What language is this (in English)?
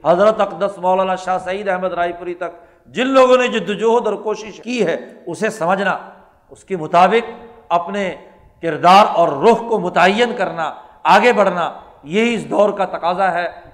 Urdu